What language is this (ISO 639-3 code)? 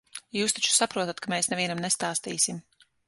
lav